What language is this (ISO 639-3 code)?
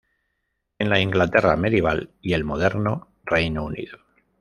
spa